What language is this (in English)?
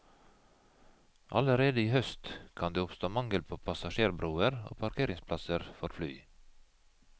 Norwegian